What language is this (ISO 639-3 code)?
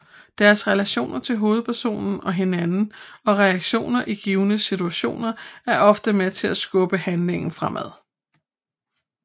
dan